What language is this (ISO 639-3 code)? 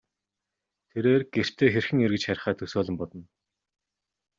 mon